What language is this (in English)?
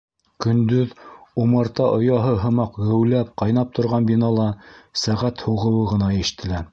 Bashkir